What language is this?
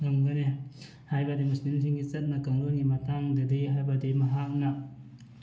Manipuri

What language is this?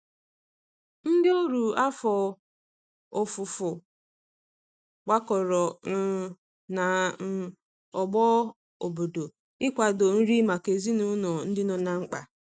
Igbo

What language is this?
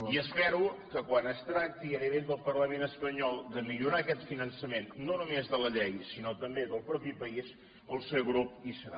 Catalan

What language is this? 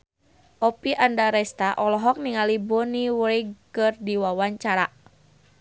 Sundanese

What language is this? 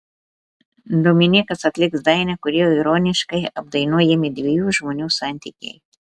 Lithuanian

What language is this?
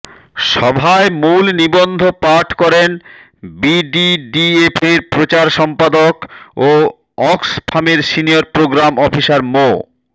Bangla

